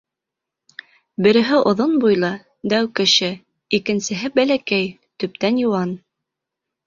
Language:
Bashkir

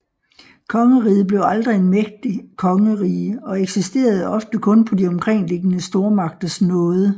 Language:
Danish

